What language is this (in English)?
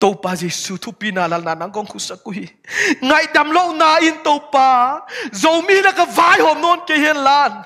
Thai